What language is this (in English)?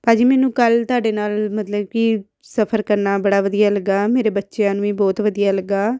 Punjabi